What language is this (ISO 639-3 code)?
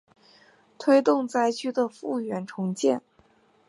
zho